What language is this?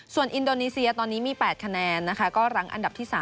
Thai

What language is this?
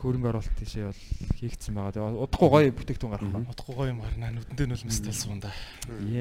Korean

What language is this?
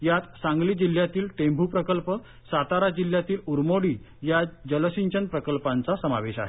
Marathi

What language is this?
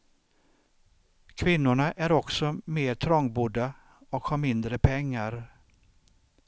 Swedish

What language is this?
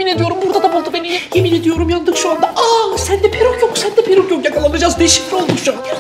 Turkish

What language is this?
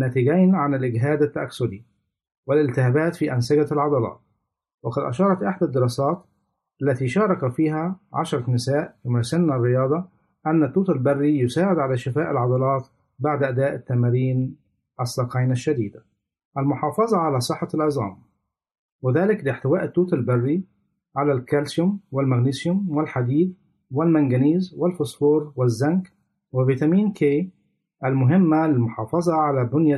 Arabic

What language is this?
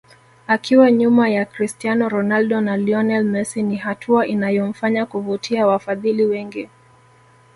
Swahili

